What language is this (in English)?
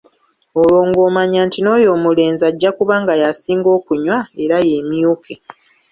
Ganda